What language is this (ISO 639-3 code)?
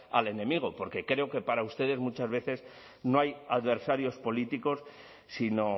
spa